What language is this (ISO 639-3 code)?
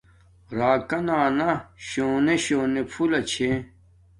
dmk